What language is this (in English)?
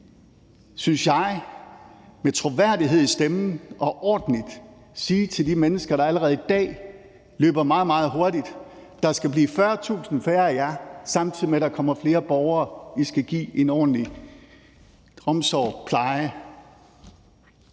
Danish